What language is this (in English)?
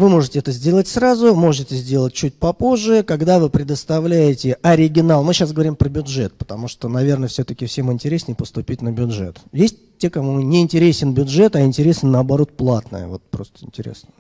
Russian